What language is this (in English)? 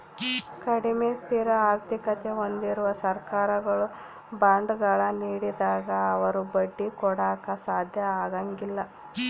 Kannada